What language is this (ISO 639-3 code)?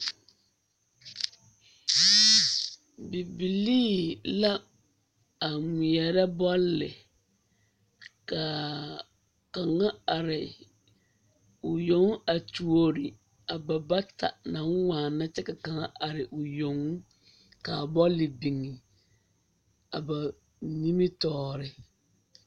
dga